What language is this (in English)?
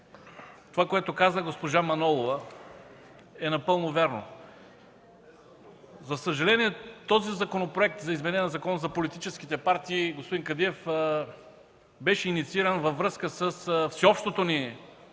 Bulgarian